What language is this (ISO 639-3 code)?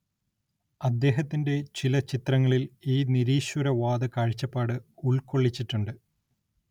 mal